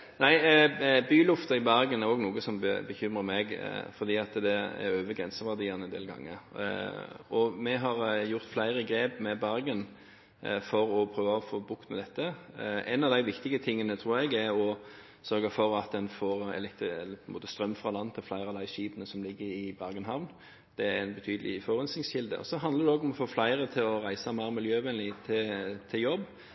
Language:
Norwegian Bokmål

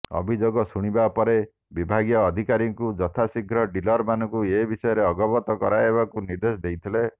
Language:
Odia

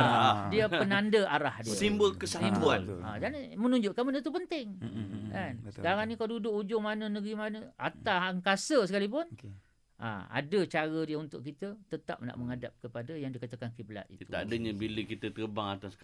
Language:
Malay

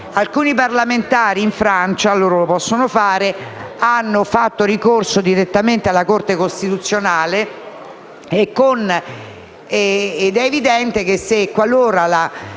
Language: Italian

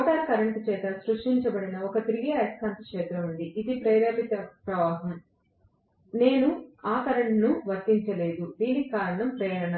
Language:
Telugu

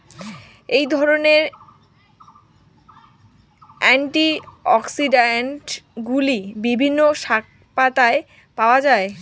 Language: Bangla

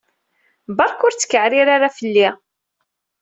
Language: Kabyle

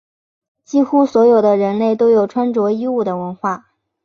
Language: Chinese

